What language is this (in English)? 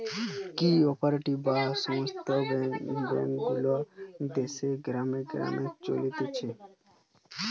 Bangla